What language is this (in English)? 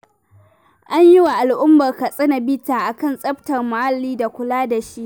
Hausa